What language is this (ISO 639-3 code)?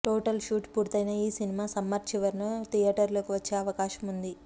tel